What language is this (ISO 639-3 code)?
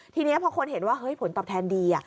tha